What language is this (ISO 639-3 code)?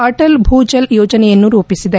kan